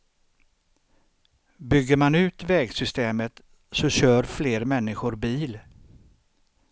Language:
Swedish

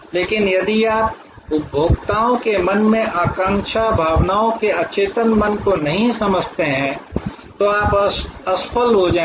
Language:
Hindi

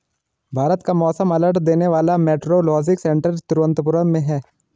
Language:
Hindi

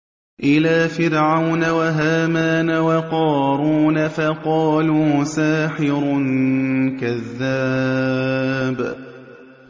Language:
Arabic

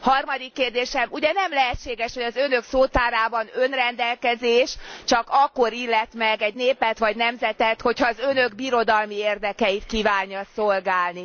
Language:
Hungarian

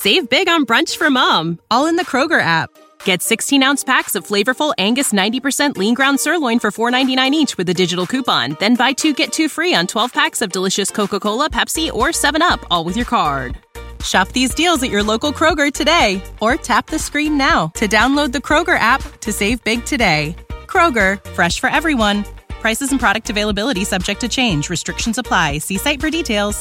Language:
German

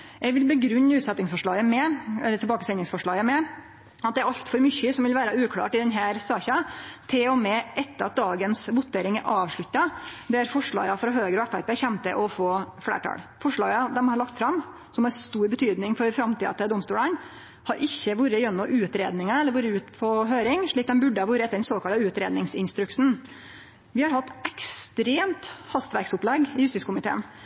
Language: Norwegian Nynorsk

